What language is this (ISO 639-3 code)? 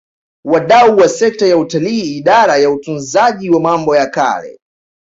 swa